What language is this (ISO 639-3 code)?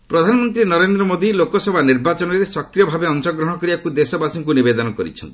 ori